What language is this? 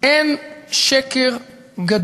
Hebrew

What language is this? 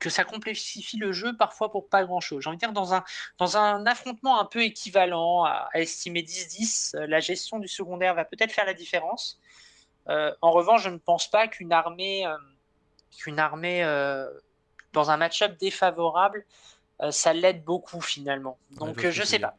French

